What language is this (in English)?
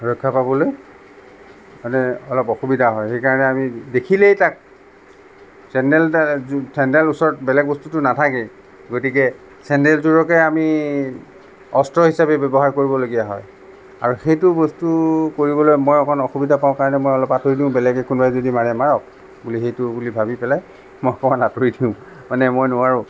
Assamese